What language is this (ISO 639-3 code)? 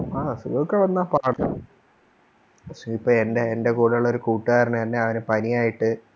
mal